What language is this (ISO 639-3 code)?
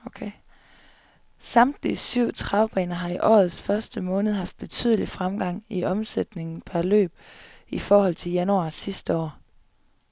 dan